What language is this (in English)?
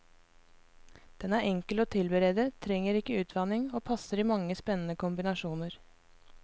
Norwegian